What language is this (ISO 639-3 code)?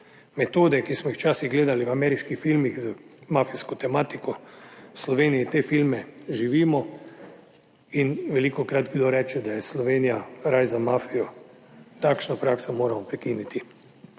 slv